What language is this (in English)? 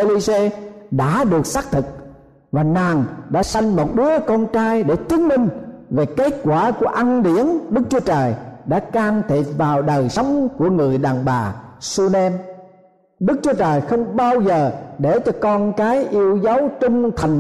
Vietnamese